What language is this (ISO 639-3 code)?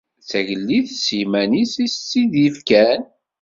kab